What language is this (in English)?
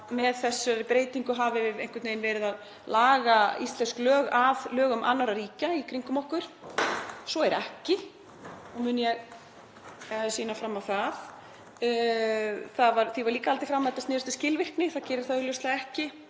Icelandic